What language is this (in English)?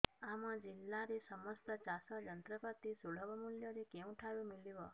Odia